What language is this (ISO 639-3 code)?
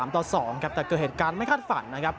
tha